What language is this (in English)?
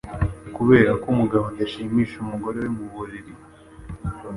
Kinyarwanda